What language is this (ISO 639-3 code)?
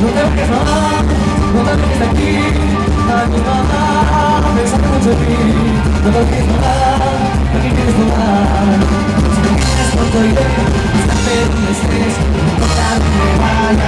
spa